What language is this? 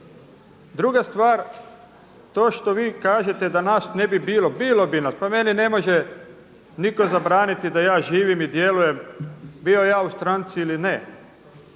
Croatian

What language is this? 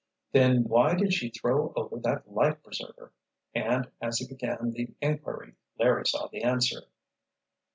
English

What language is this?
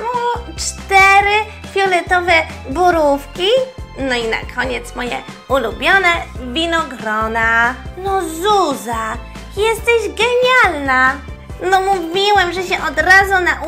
Polish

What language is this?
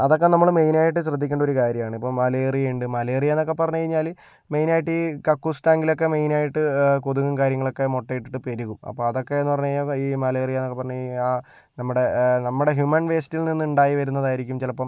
Malayalam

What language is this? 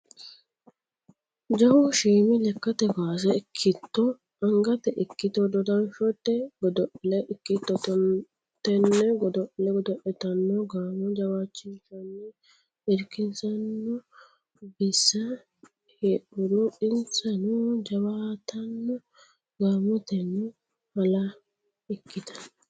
Sidamo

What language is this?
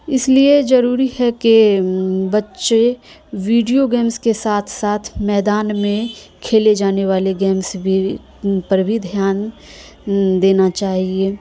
Urdu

